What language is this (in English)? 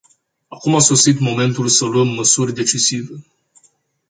Romanian